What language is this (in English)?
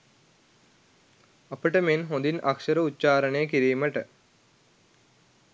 Sinhala